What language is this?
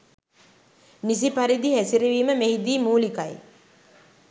Sinhala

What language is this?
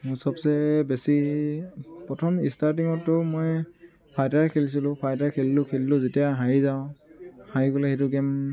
Assamese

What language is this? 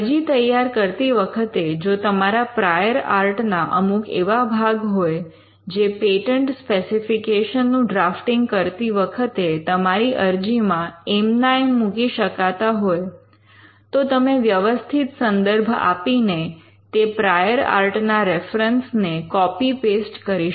Gujarati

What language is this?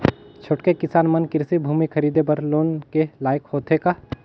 Chhattisgarhi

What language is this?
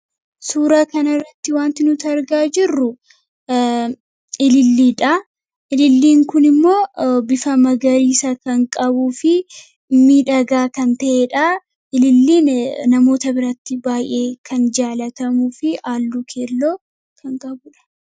Oromo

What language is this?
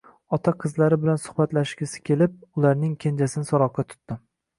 Uzbek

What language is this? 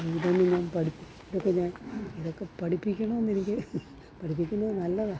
Malayalam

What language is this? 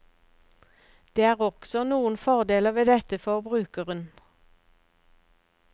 Norwegian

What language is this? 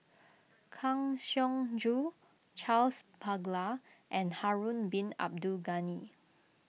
English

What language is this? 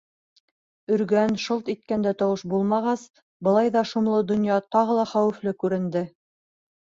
Bashkir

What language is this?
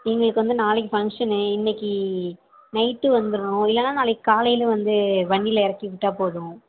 Tamil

